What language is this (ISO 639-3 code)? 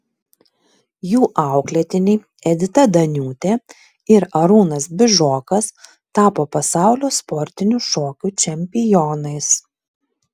lit